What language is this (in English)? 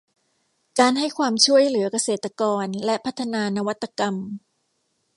Thai